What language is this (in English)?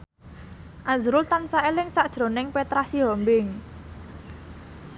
Javanese